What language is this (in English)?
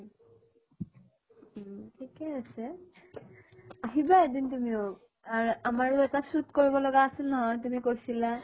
Assamese